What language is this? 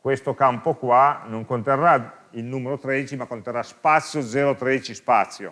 Italian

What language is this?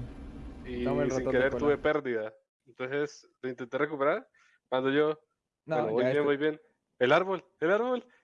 Spanish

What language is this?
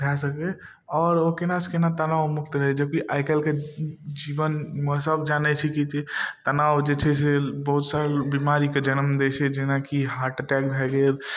Maithili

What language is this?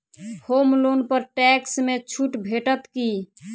Maithili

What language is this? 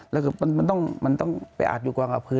Thai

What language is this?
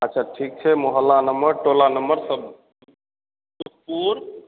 Maithili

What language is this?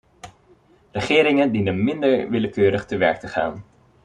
Dutch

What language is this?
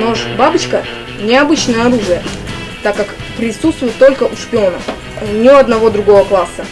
Russian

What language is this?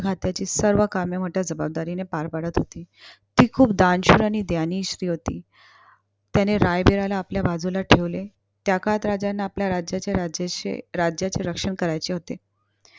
Marathi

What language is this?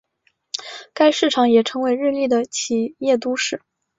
Chinese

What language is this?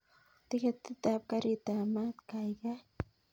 Kalenjin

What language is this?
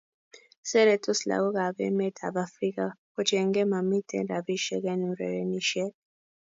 Kalenjin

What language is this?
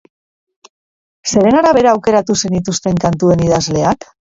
Basque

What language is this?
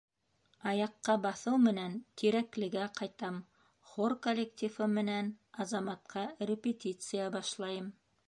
Bashkir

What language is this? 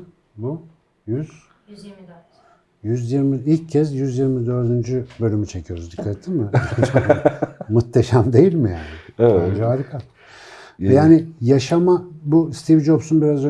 Turkish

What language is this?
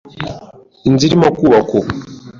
Kinyarwanda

